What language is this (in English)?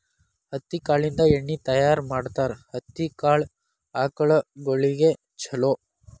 Kannada